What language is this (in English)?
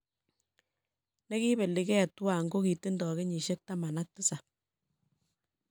Kalenjin